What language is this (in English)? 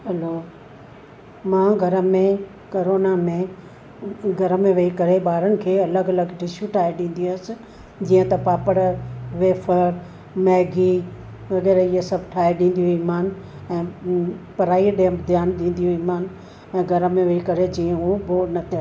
Sindhi